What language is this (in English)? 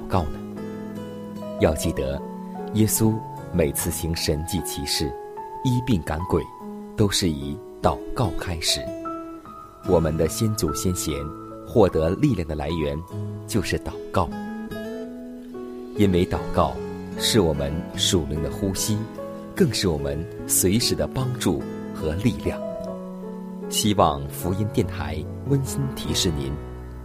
Chinese